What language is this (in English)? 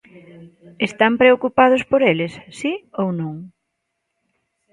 Galician